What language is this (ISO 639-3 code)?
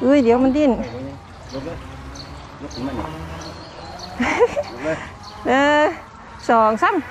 tha